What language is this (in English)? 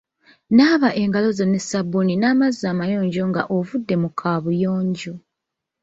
Ganda